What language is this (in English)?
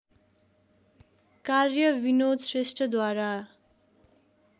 Nepali